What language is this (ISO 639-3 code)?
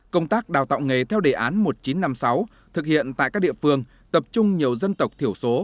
vie